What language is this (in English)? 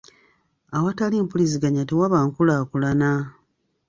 Ganda